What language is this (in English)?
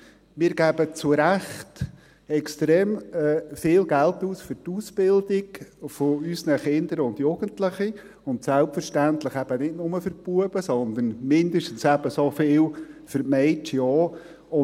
Swiss German